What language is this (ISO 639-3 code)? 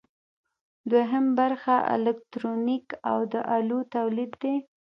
pus